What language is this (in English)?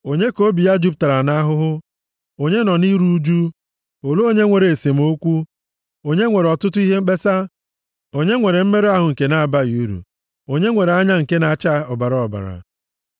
Igbo